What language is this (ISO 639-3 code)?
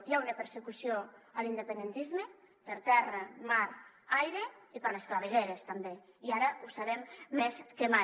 cat